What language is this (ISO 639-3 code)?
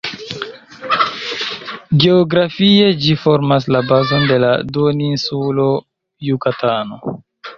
epo